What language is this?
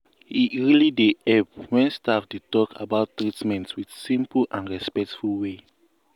Nigerian Pidgin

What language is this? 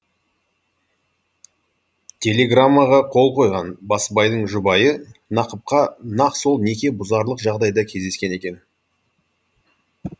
Kazakh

